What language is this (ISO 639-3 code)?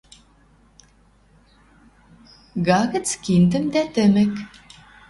mrj